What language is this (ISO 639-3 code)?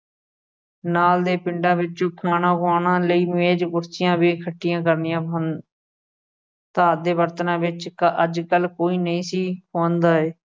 pan